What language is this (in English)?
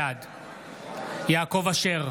Hebrew